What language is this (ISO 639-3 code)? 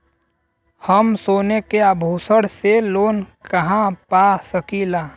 bho